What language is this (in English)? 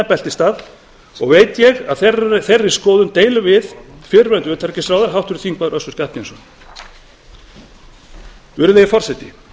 Icelandic